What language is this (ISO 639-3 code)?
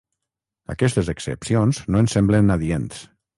cat